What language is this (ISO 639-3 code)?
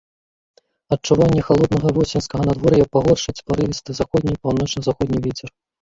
bel